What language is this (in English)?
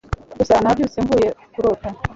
Kinyarwanda